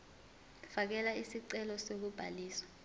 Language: Zulu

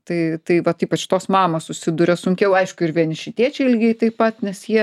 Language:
Lithuanian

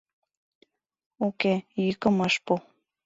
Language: Mari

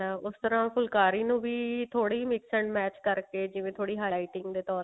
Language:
Punjabi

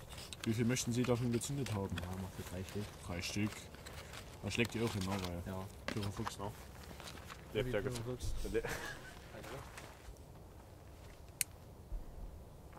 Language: German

